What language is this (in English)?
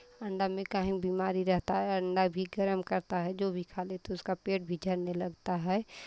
Hindi